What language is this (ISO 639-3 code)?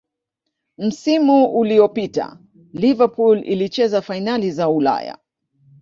swa